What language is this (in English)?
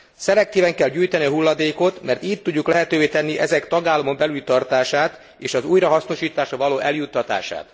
Hungarian